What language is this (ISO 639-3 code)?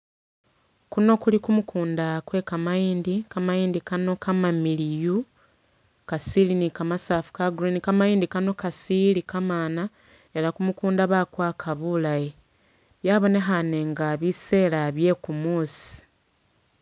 myx